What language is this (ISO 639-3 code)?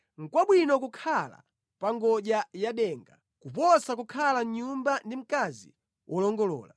nya